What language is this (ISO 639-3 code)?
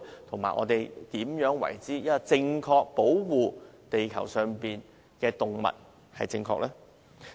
yue